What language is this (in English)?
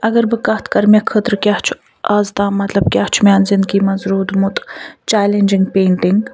Kashmiri